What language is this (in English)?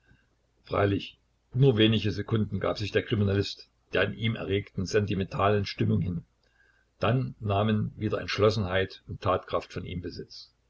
German